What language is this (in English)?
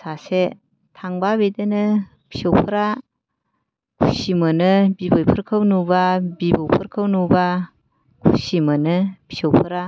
Bodo